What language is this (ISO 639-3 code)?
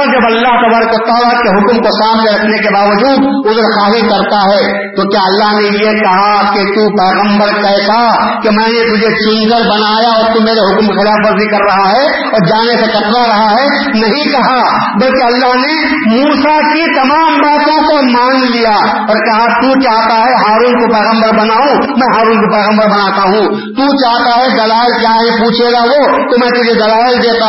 urd